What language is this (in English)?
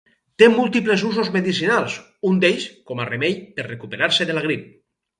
Catalan